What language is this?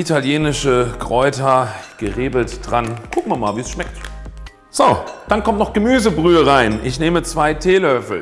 German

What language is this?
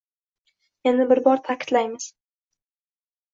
Uzbek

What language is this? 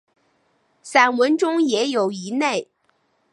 Chinese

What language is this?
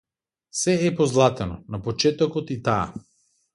Macedonian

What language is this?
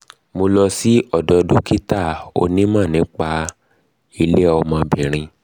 Yoruba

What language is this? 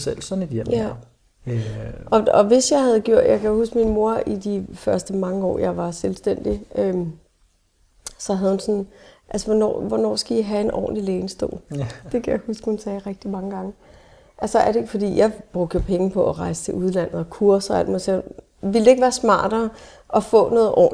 Danish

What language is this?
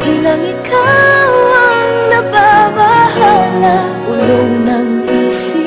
Vietnamese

